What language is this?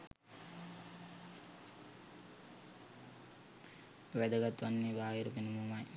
Sinhala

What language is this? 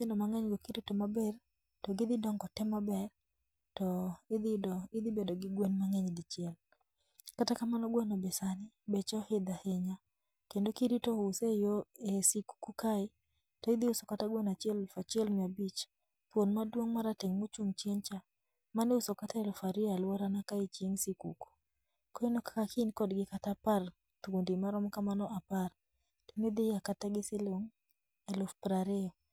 Luo (Kenya and Tanzania)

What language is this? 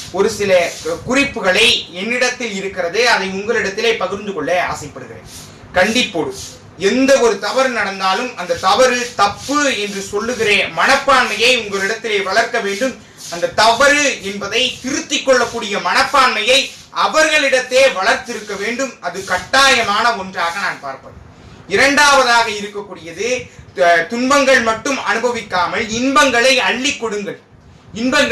Tamil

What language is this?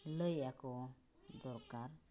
Santali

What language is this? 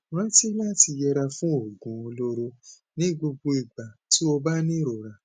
Yoruba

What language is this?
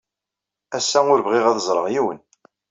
Kabyle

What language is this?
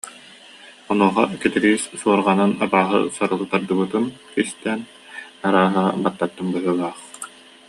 Yakut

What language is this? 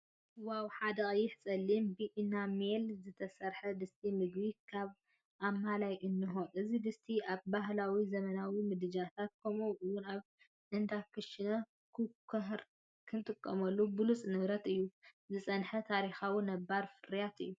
Tigrinya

